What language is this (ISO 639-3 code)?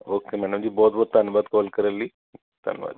pan